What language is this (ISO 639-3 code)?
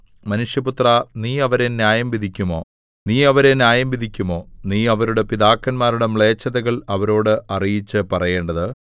mal